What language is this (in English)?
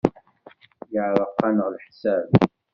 Kabyle